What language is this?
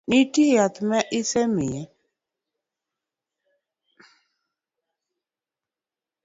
Luo (Kenya and Tanzania)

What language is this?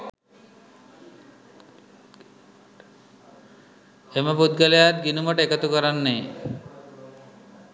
Sinhala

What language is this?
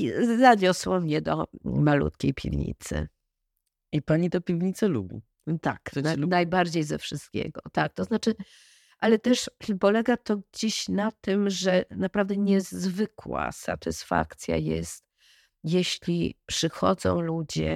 Polish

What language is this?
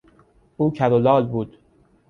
Persian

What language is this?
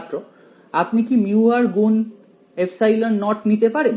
Bangla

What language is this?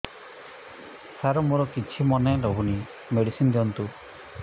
Odia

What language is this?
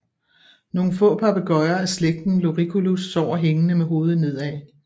Danish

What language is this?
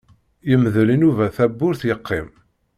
Kabyle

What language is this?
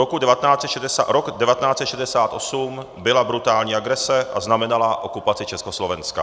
Czech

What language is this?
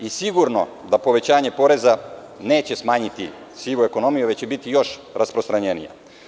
Serbian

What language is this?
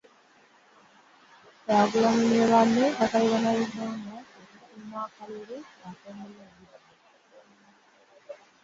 Ganda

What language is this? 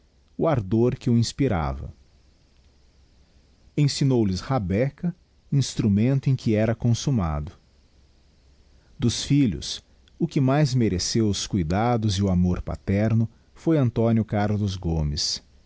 Portuguese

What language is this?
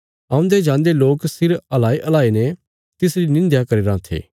Bilaspuri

